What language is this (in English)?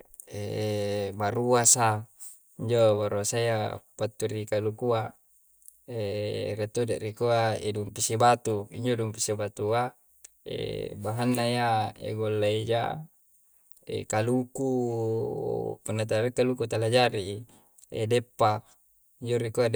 Coastal Konjo